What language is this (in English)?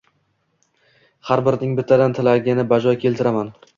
Uzbek